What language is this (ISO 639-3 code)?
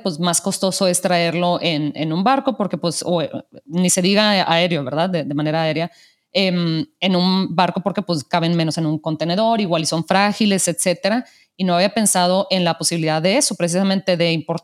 spa